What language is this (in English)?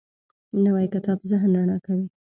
Pashto